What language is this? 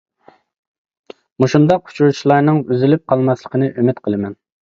Uyghur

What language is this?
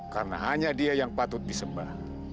Indonesian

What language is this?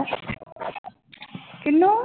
Punjabi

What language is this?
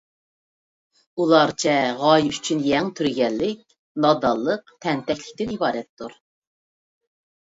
Uyghur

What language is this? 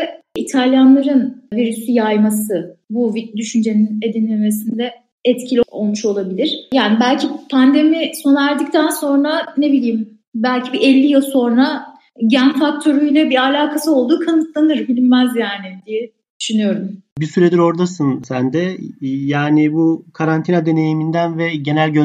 Turkish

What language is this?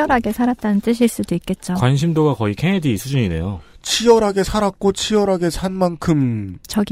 Korean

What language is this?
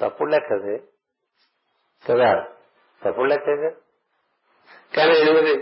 Telugu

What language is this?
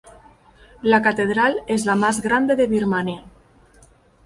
Spanish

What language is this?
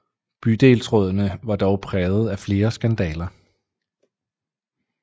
Danish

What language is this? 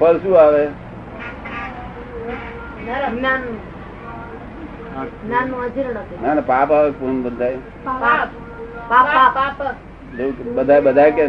Gujarati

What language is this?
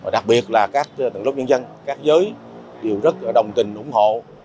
Vietnamese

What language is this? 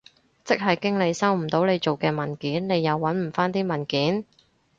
Cantonese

